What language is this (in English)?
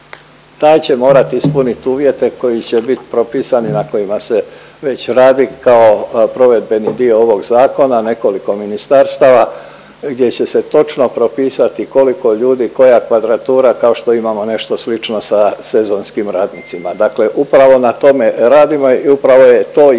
Croatian